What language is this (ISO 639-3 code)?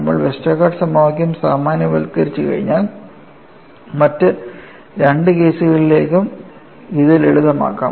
mal